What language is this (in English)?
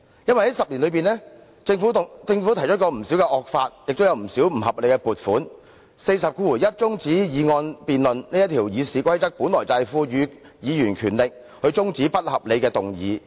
Cantonese